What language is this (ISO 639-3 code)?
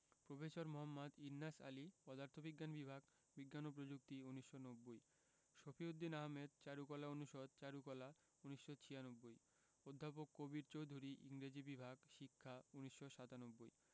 ben